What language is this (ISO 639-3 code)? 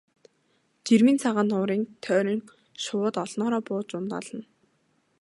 mon